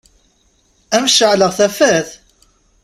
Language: Kabyle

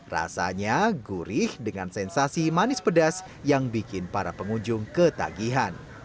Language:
Indonesian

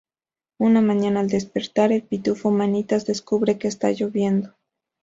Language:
Spanish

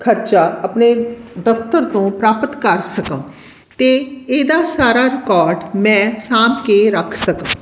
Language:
Punjabi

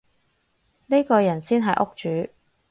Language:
Cantonese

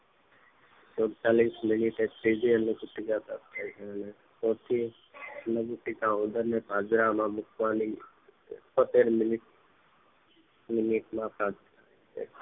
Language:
Gujarati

